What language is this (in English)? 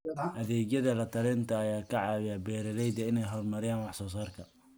Somali